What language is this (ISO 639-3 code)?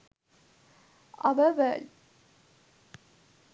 sin